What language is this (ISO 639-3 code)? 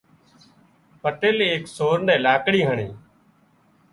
kxp